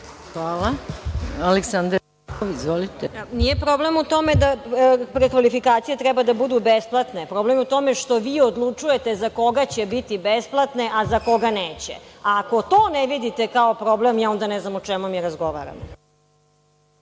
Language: Serbian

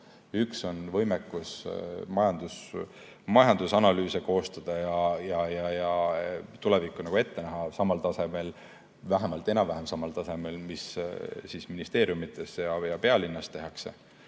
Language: Estonian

